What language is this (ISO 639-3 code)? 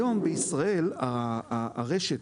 heb